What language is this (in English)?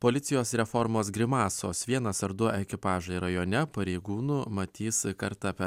Lithuanian